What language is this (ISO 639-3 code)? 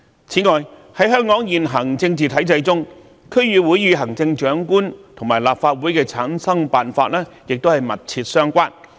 yue